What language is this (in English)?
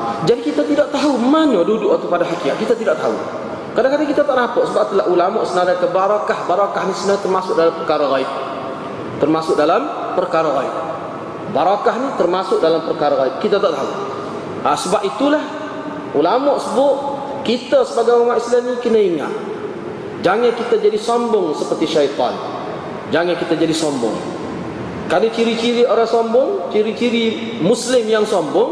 Malay